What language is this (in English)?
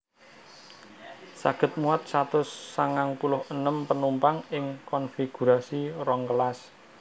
Javanese